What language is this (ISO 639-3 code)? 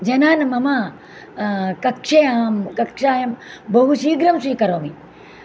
san